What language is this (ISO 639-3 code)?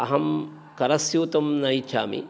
san